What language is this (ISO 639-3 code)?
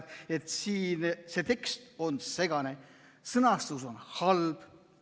est